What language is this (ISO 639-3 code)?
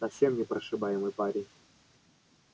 rus